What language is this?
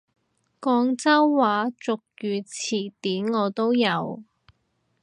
Cantonese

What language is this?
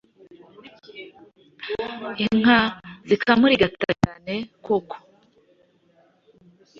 Kinyarwanda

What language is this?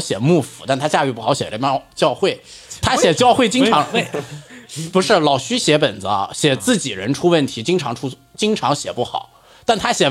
Chinese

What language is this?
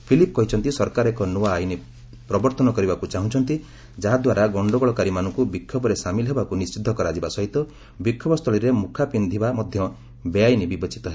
Odia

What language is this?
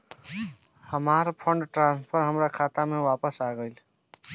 Bhojpuri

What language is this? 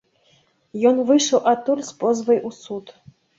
Belarusian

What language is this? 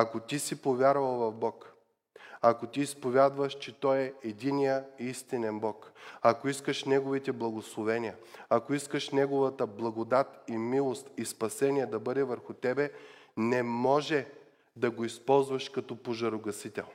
Bulgarian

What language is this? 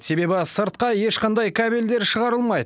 Kazakh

